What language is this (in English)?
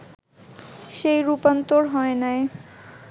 Bangla